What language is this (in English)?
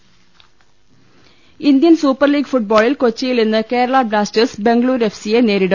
Malayalam